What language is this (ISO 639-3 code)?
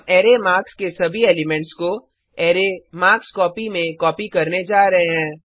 hin